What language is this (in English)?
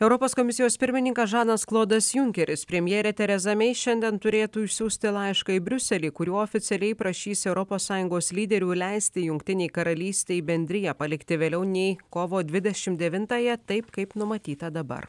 Lithuanian